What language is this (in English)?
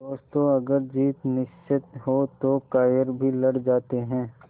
Hindi